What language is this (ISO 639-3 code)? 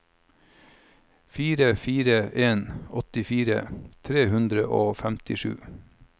nor